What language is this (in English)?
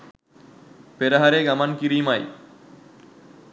Sinhala